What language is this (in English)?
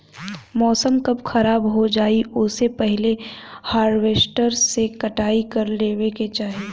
Bhojpuri